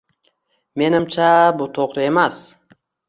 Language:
Uzbek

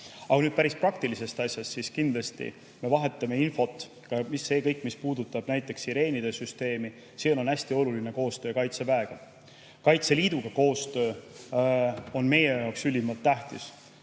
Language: Estonian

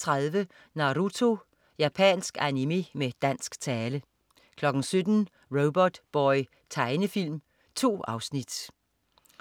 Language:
Danish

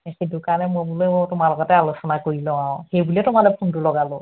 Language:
Assamese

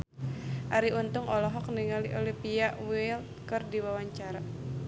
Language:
Sundanese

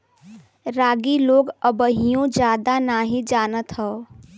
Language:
Bhojpuri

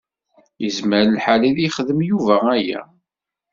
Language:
Kabyle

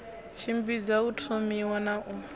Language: Venda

